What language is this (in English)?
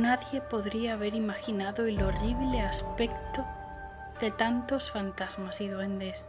Spanish